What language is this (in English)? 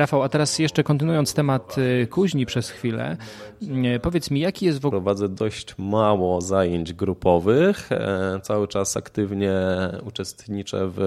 Polish